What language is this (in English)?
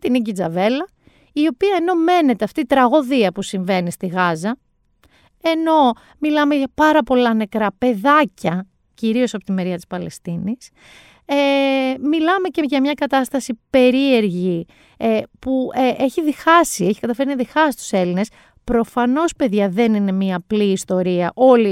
Greek